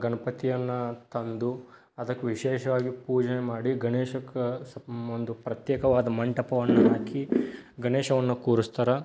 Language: Kannada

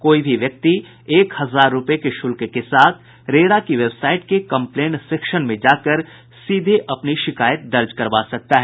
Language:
Hindi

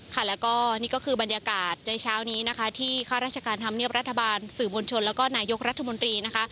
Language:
Thai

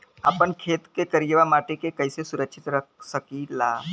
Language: Bhojpuri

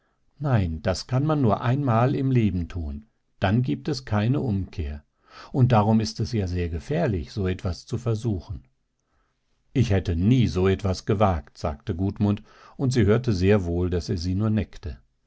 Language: German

